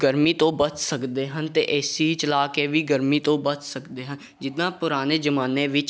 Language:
Punjabi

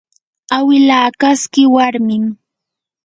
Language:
Yanahuanca Pasco Quechua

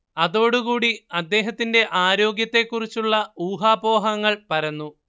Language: Malayalam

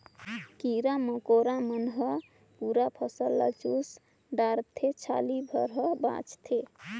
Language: Chhattisgarhi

